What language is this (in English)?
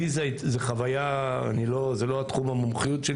Hebrew